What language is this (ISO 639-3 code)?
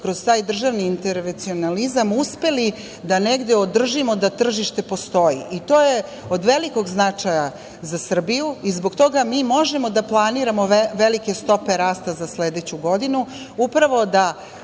srp